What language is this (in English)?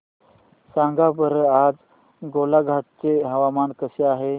Marathi